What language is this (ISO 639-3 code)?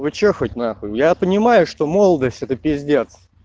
rus